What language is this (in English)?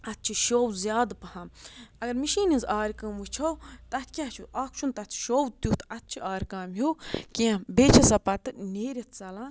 Kashmiri